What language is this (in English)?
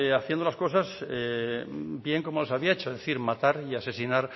Spanish